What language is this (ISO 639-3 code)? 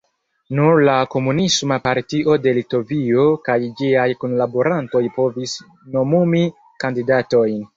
epo